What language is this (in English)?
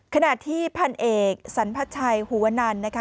Thai